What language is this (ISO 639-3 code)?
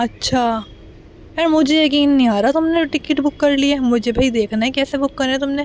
urd